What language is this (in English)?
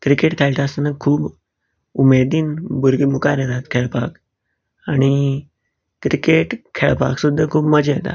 Konkani